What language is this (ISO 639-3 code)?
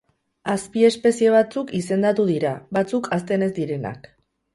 eus